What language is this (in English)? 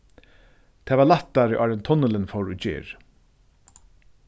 Faroese